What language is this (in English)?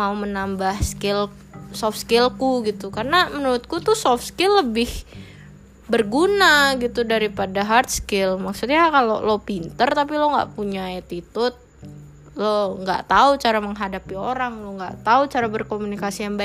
Indonesian